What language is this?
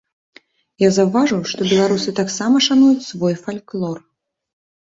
Belarusian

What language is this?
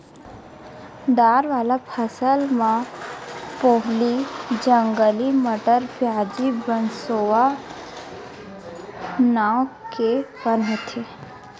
Chhattisgarhi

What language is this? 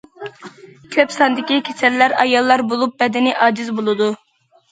Uyghur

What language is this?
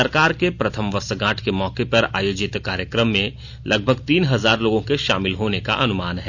Hindi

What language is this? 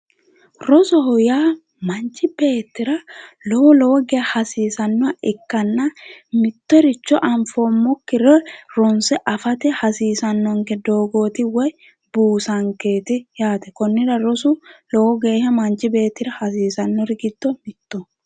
Sidamo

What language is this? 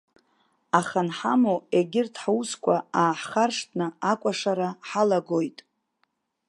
Abkhazian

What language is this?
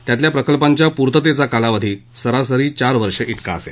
Marathi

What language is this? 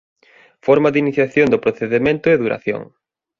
Galician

